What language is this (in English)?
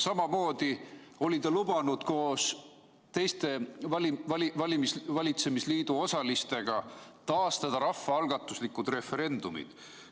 Estonian